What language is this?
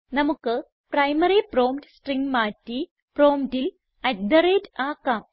Malayalam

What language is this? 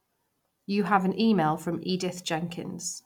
English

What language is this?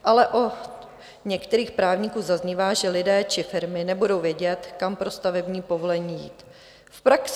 Czech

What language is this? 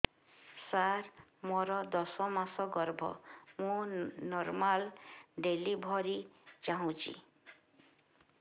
Odia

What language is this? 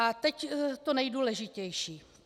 Czech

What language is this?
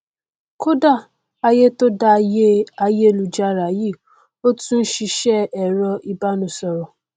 Yoruba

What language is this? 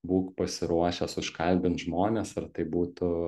Lithuanian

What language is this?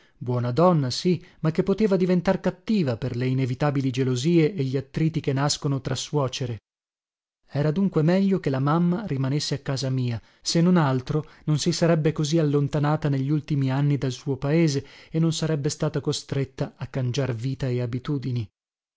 Italian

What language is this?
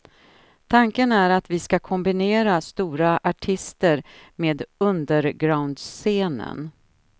Swedish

